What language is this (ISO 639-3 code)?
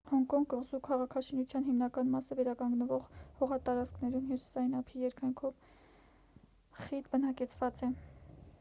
hye